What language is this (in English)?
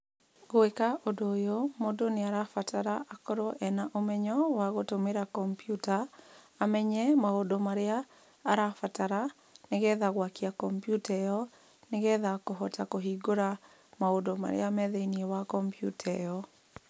Kikuyu